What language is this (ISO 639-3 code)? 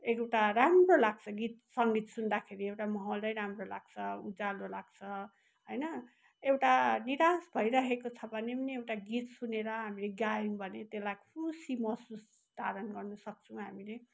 nep